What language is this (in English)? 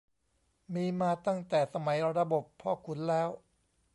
Thai